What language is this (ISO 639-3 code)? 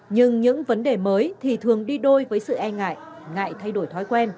vie